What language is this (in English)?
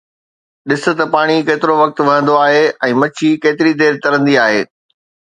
Sindhi